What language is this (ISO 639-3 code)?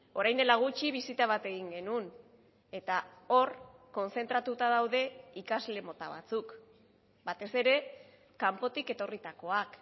eus